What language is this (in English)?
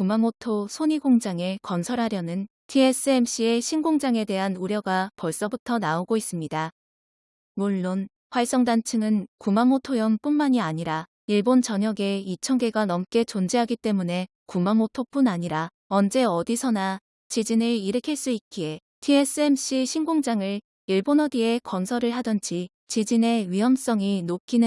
Korean